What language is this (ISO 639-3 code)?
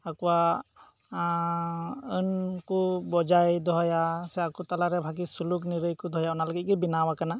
sat